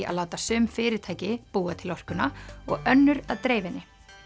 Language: Icelandic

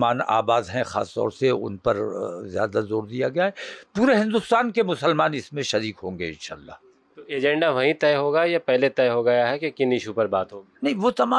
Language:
Hindi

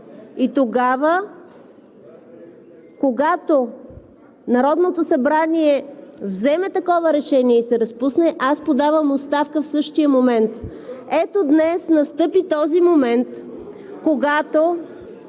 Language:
Bulgarian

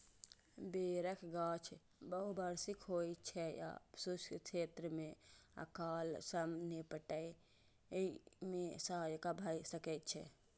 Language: Maithili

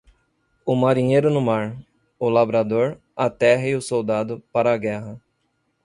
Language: Portuguese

